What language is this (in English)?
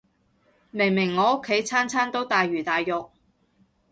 Cantonese